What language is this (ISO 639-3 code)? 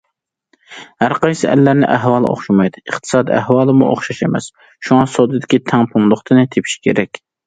uig